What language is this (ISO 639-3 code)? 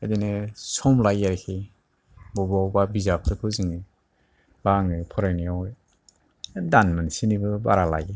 brx